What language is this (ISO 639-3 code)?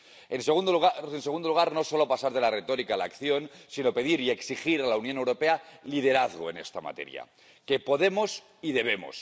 spa